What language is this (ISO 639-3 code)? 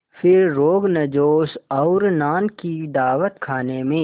hin